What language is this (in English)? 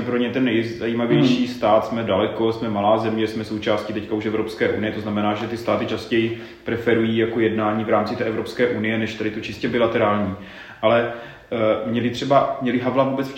Czech